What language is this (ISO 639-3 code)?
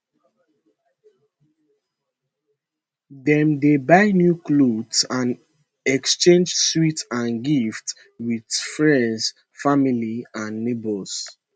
pcm